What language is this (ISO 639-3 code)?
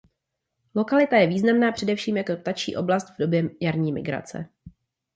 ces